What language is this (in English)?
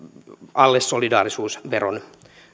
Finnish